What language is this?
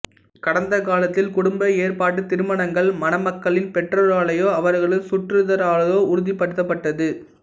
Tamil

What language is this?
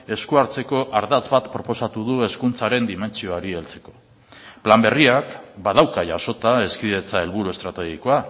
Basque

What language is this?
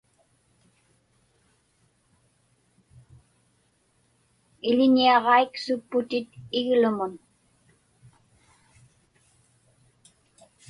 Inupiaq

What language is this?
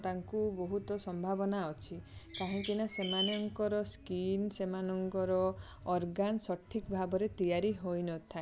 Odia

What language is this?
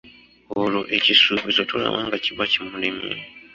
Ganda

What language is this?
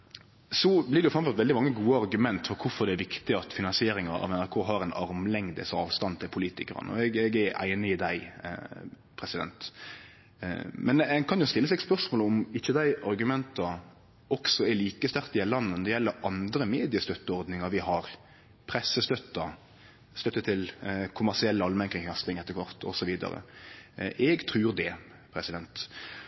Norwegian Nynorsk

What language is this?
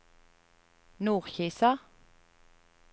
Norwegian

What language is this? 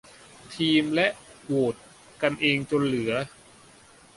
Thai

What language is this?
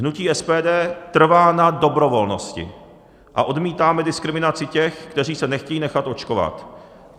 Czech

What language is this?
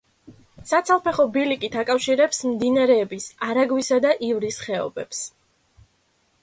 Georgian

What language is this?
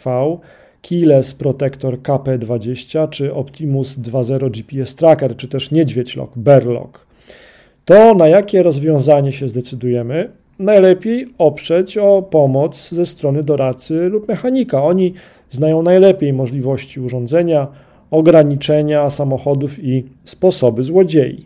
Polish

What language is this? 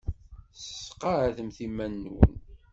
Kabyle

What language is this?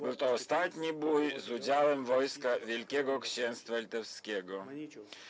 Polish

